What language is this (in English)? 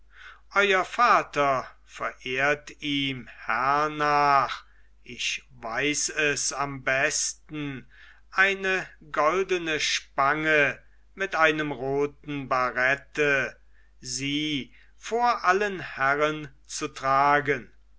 German